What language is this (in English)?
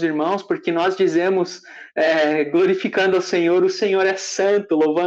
Portuguese